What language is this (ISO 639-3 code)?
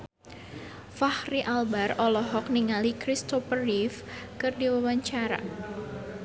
sun